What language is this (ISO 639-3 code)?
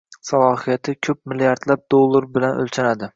uzb